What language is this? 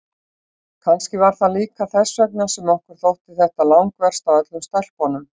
Icelandic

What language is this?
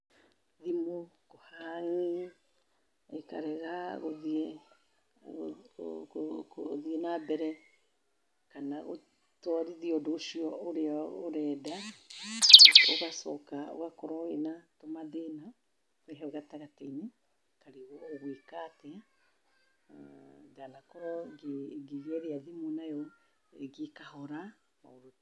Kikuyu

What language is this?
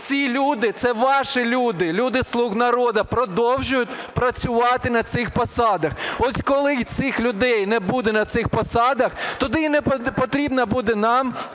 Ukrainian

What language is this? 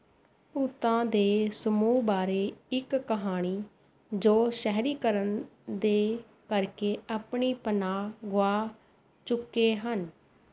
Punjabi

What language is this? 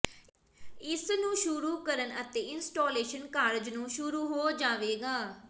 Punjabi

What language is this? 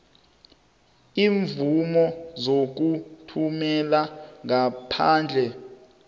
South Ndebele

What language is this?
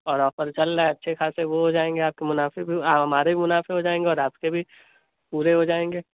Urdu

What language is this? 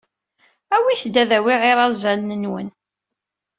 Kabyle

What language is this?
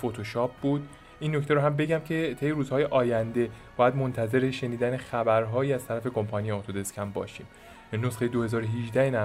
Persian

